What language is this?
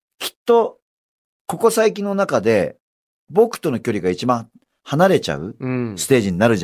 Japanese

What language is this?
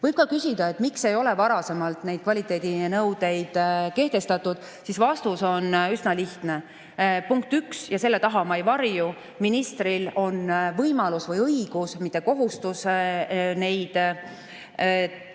Estonian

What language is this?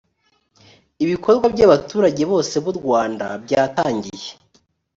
Kinyarwanda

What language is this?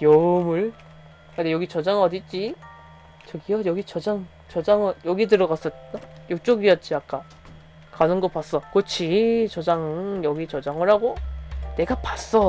Korean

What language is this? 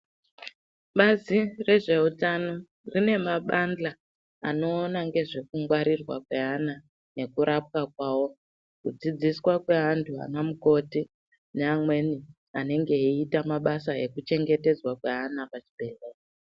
Ndau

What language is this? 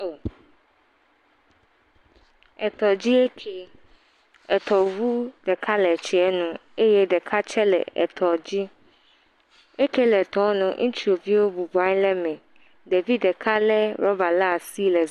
Ewe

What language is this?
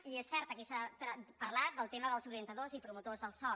Catalan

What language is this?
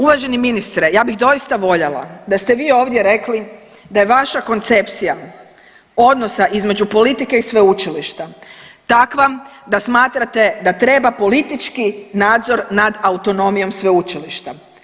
Croatian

